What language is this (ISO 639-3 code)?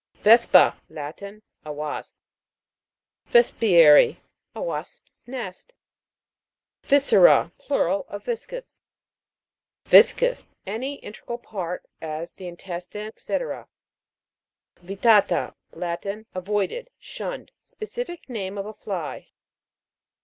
eng